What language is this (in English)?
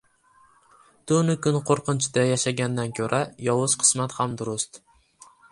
Uzbek